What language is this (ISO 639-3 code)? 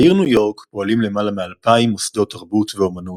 heb